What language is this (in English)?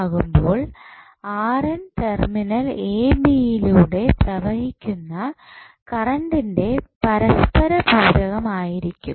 Malayalam